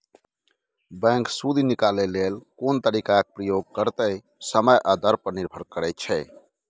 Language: Maithili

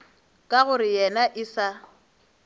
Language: Northern Sotho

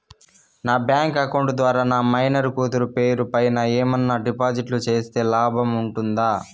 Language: Telugu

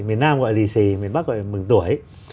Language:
Vietnamese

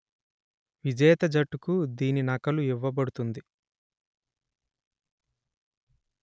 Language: Telugu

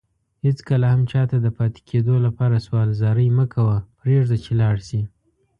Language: Pashto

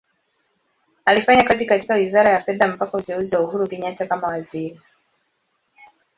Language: Swahili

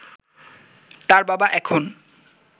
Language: Bangla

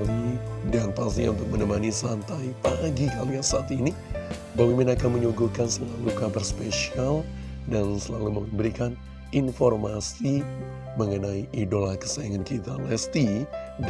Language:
Indonesian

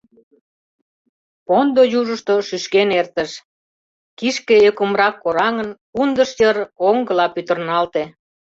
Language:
Mari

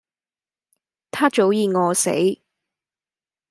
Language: Cantonese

